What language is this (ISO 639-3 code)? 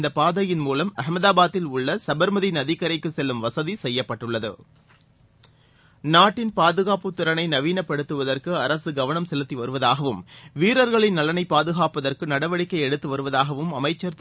tam